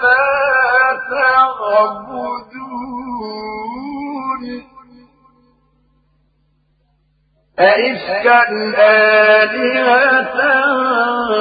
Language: Arabic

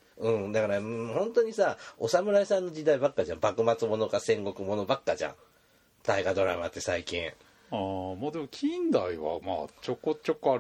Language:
Japanese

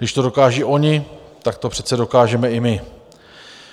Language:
Czech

